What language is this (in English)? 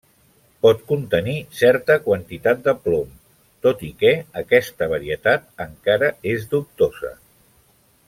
Catalan